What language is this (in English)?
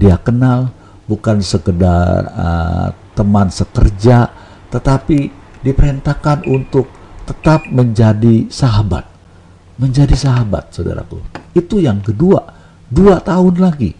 Indonesian